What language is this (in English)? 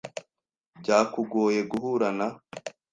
Kinyarwanda